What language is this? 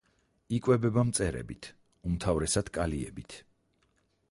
Georgian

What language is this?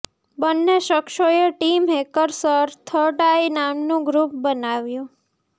Gujarati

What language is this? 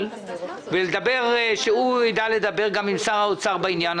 Hebrew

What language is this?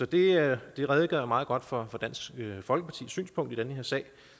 Danish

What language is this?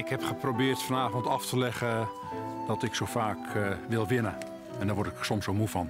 Dutch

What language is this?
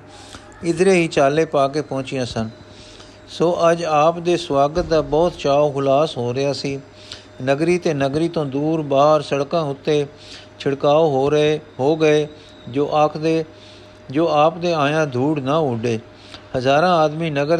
Punjabi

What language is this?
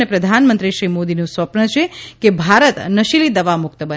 Gujarati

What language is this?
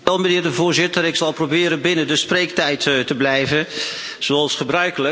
Dutch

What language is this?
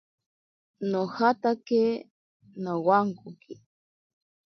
Ashéninka Perené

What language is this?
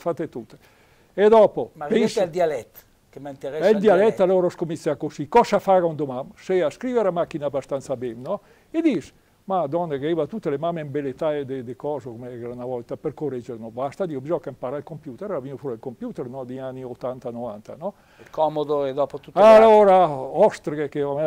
Italian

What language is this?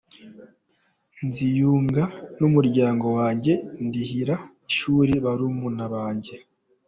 Kinyarwanda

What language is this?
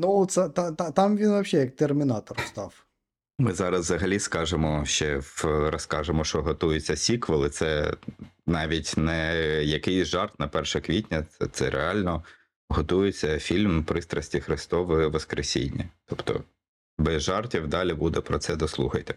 Ukrainian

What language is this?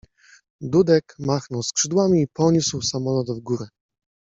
Polish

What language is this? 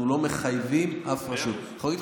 Hebrew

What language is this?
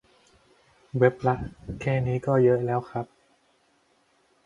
Thai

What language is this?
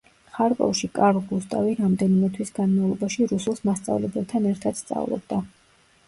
Georgian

